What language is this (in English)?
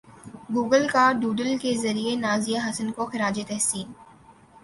Urdu